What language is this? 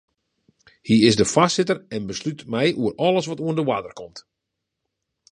Western Frisian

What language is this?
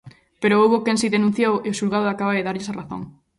Galician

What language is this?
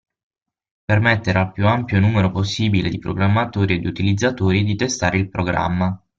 Italian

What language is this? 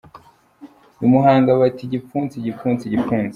Kinyarwanda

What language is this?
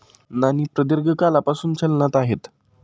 Marathi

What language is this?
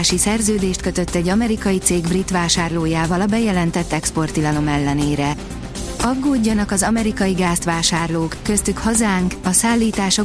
Hungarian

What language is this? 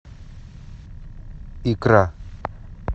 Russian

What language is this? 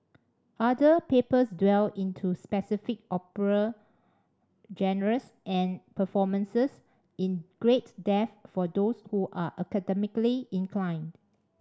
English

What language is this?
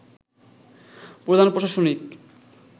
Bangla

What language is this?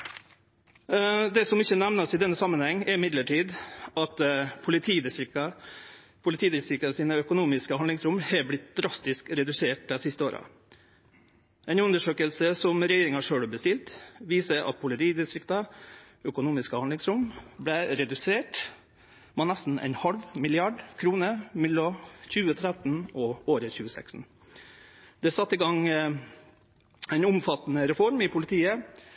Norwegian Nynorsk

